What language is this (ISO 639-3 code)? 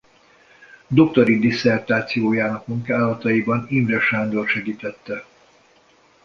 hun